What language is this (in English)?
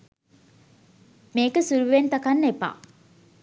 Sinhala